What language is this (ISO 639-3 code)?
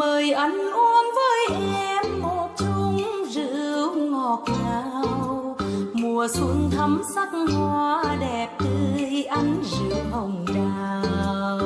vie